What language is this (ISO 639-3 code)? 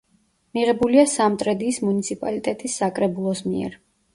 kat